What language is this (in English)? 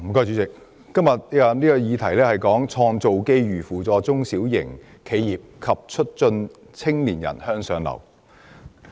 Cantonese